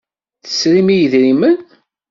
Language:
Kabyle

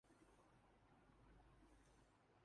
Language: Urdu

